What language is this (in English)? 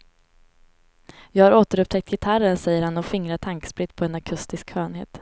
Swedish